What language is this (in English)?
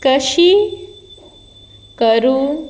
Konkani